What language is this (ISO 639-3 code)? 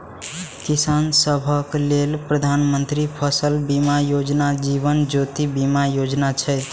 mai